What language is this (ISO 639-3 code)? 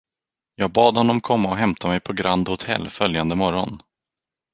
swe